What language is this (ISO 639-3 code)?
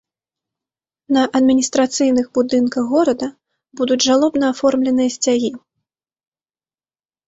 bel